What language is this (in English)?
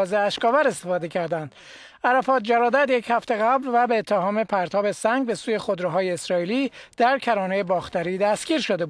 Persian